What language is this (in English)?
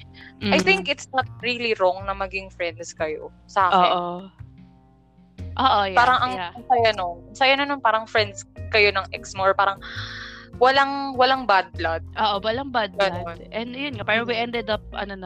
Filipino